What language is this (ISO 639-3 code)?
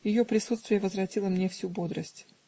rus